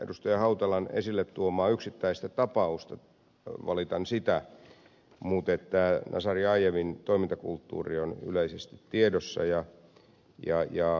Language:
Finnish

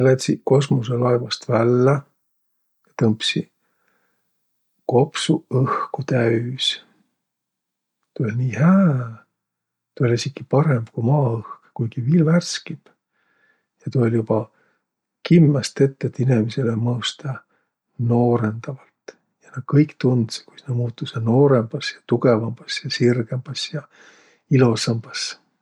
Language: Võro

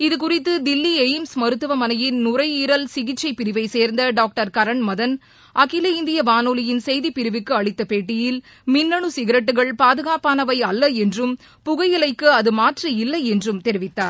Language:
Tamil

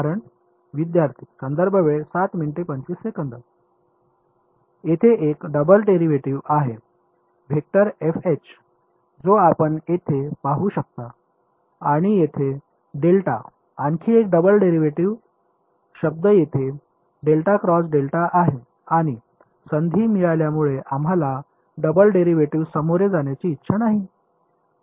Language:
Marathi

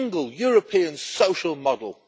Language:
English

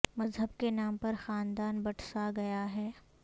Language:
Urdu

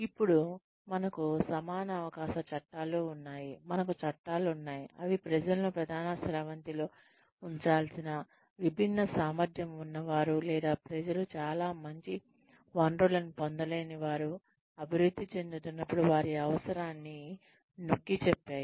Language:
Telugu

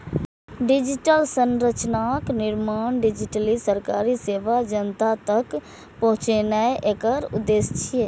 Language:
Maithili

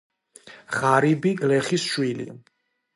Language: Georgian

